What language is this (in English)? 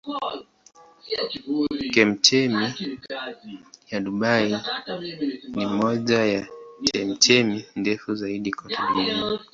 Swahili